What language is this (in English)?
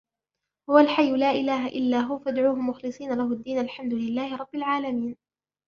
Arabic